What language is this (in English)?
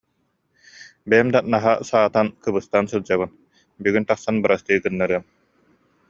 Yakut